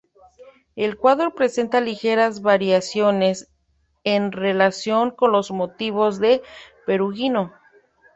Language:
Spanish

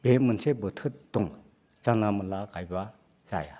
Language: Bodo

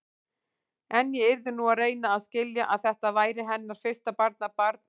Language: Icelandic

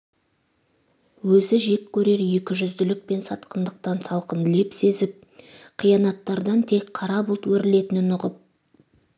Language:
Kazakh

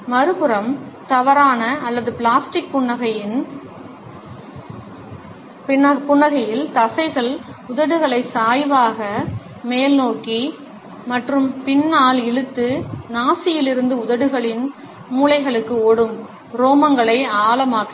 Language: Tamil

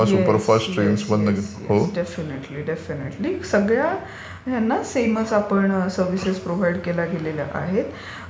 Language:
Marathi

